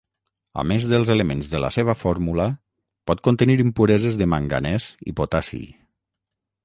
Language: Catalan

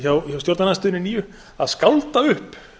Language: Icelandic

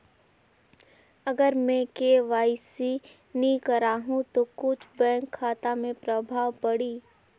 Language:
Chhattisgarhi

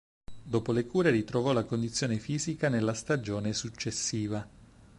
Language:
Italian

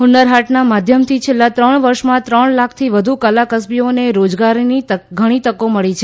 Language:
Gujarati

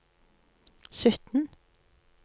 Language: Norwegian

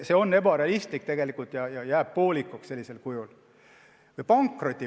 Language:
Estonian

